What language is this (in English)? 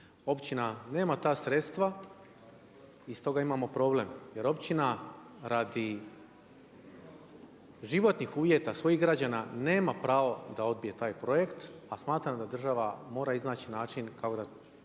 Croatian